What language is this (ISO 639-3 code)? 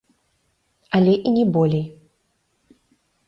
bel